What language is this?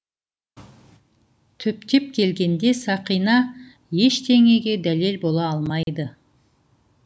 Kazakh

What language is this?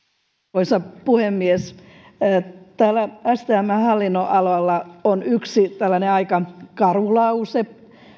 Finnish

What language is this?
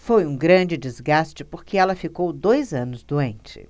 Portuguese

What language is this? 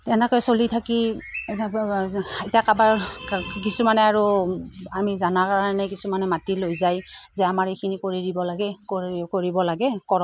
Assamese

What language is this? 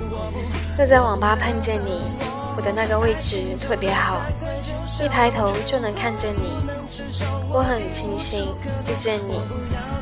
Chinese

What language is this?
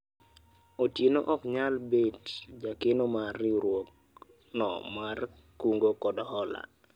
Luo (Kenya and Tanzania)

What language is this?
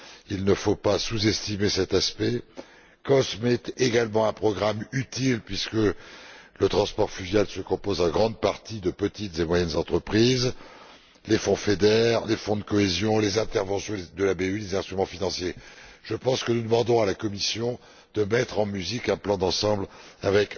French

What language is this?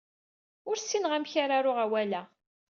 Kabyle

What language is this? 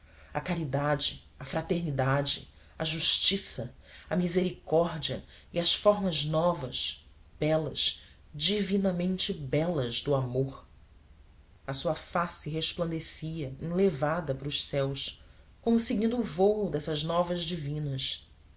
Portuguese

